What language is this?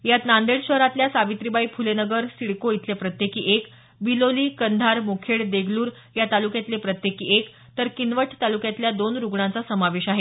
Marathi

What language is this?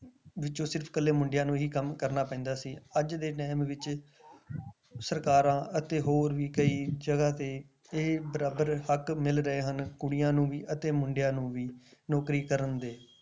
Punjabi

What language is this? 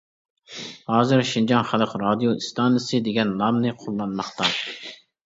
Uyghur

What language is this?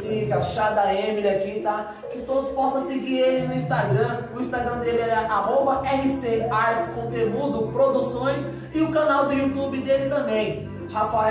Portuguese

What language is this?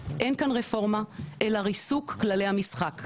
Hebrew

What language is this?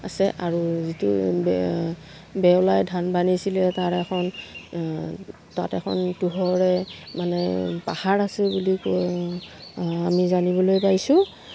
Assamese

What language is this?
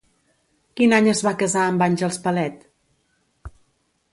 Catalan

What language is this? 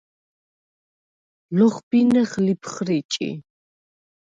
Svan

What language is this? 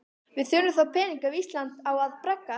Icelandic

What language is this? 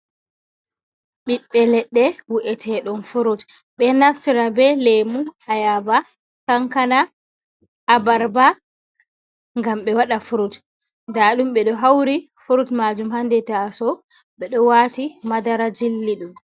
Fula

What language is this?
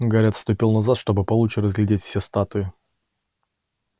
Russian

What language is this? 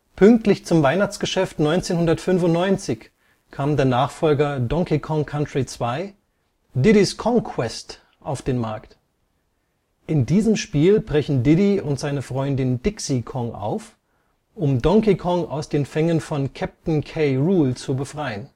German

